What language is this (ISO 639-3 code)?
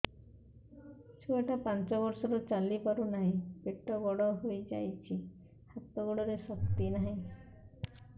ori